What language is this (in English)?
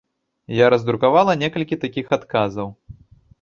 Belarusian